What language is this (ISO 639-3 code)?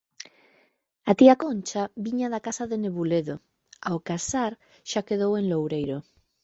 glg